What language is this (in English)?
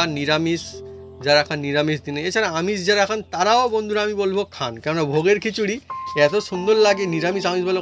Korean